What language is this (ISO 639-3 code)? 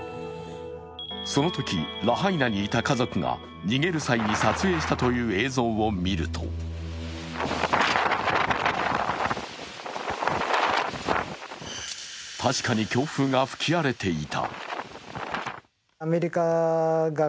jpn